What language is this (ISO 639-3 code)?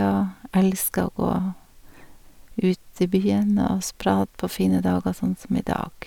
nor